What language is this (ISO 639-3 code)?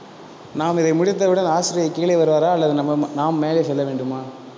tam